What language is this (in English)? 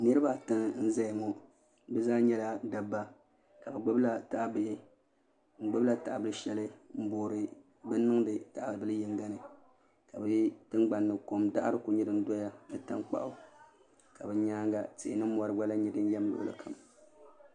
Dagbani